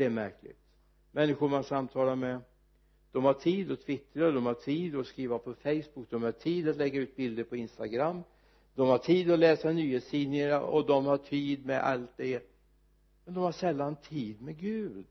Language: Swedish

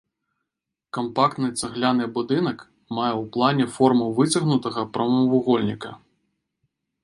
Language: Belarusian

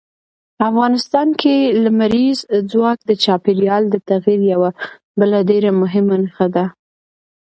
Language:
Pashto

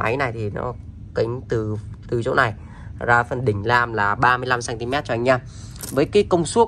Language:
Vietnamese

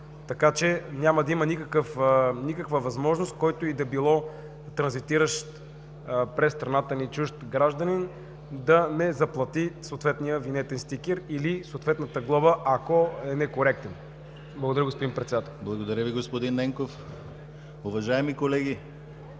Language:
Bulgarian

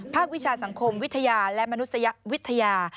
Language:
Thai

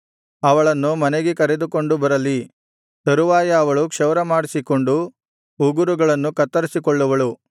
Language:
Kannada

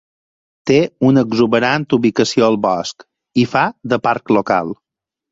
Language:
Catalan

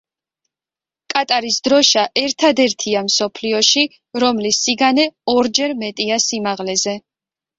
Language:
Georgian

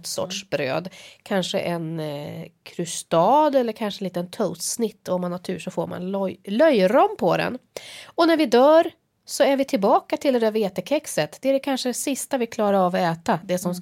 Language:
Swedish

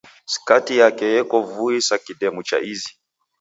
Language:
Taita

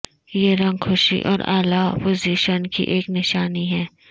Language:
Urdu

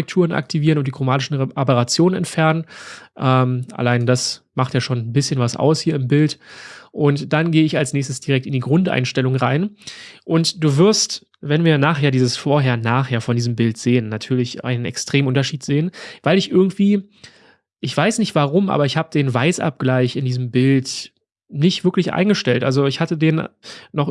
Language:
German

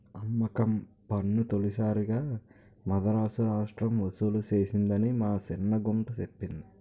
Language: Telugu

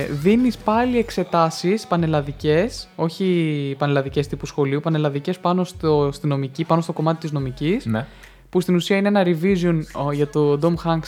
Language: Greek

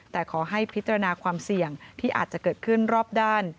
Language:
Thai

